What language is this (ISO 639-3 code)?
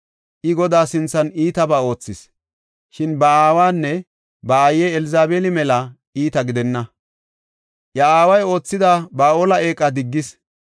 gof